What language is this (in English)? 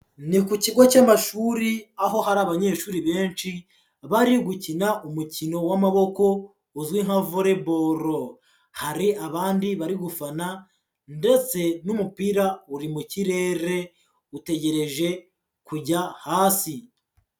Kinyarwanda